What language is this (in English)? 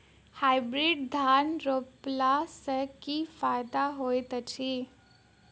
Maithili